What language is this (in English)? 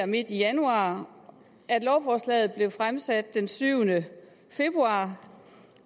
Danish